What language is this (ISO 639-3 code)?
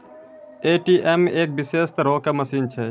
mai